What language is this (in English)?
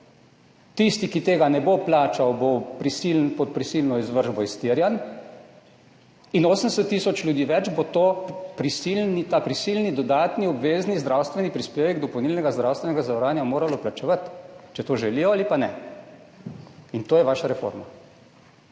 Slovenian